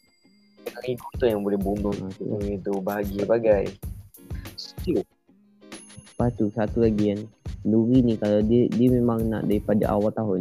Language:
Malay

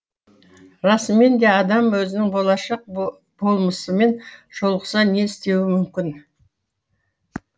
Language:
Kazakh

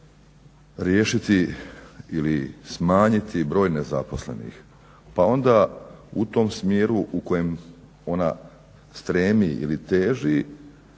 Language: Croatian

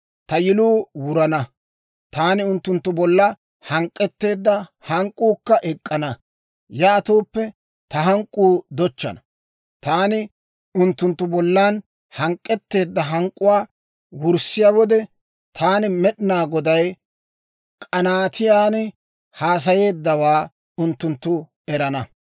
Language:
Dawro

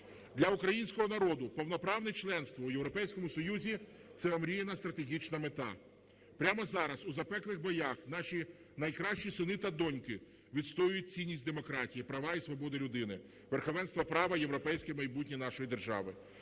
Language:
Ukrainian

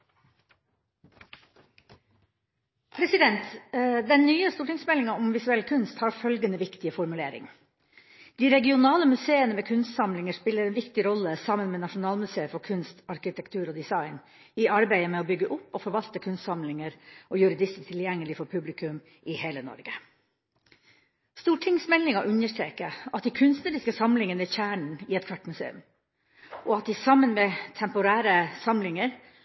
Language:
Norwegian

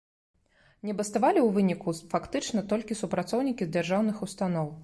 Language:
Belarusian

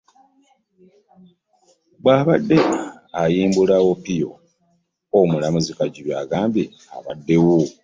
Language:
Ganda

